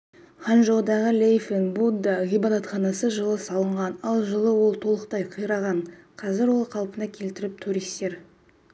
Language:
Kazakh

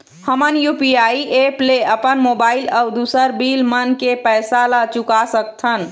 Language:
Chhattisgarhi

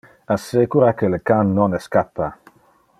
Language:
Interlingua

